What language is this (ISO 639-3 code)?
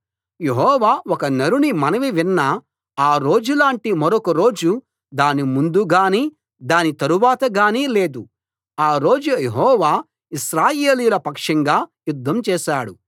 tel